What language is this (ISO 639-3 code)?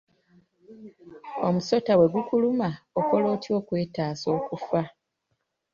lug